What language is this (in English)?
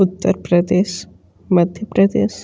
Hindi